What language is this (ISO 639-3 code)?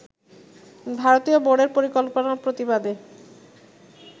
ben